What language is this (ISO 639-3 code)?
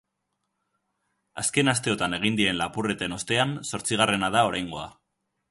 eus